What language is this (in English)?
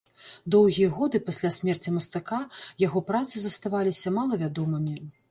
Belarusian